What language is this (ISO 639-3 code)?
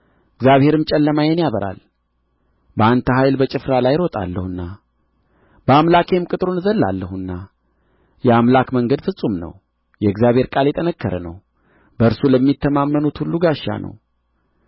amh